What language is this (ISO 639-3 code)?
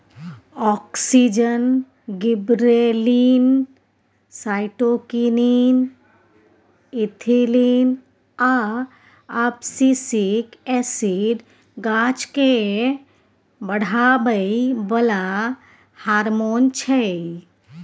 mai